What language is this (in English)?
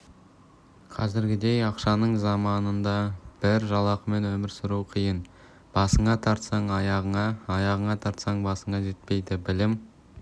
Kazakh